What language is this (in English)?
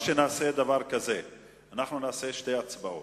Hebrew